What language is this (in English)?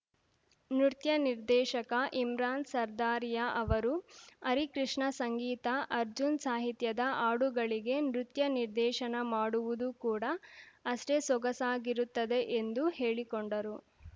Kannada